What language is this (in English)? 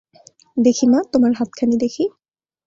Bangla